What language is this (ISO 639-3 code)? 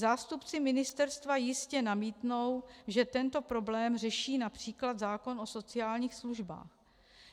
ces